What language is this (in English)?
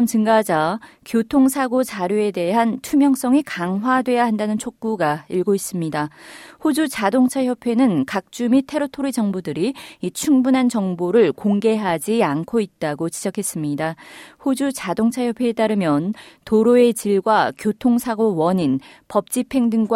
Korean